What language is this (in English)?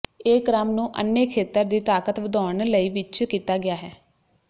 Punjabi